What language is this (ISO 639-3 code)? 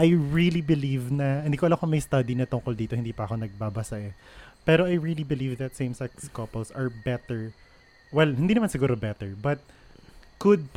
fil